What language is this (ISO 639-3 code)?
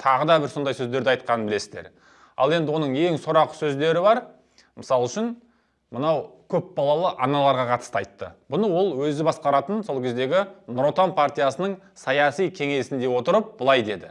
kaz